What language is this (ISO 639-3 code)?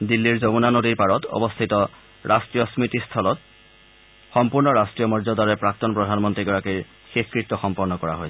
asm